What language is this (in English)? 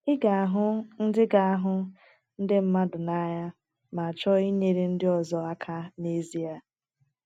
Igbo